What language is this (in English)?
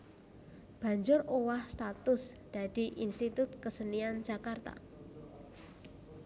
Javanese